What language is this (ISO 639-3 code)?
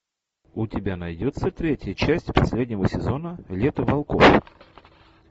rus